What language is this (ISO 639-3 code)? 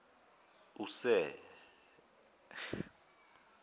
zul